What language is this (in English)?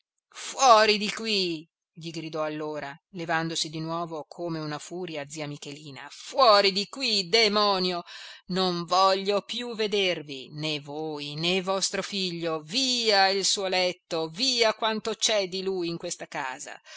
Italian